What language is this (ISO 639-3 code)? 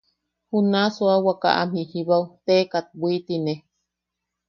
yaq